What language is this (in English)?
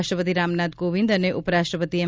Gujarati